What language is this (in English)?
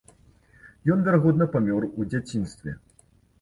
Belarusian